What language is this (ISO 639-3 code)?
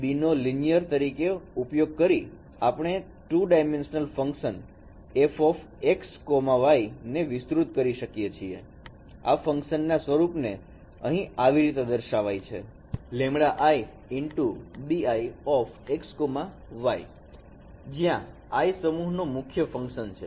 guj